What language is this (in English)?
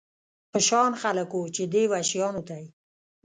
Pashto